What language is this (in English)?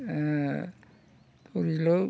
Bodo